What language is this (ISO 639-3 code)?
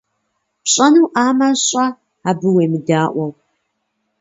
kbd